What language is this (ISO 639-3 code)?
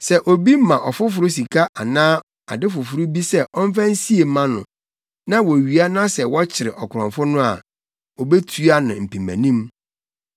aka